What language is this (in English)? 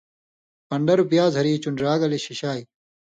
Indus Kohistani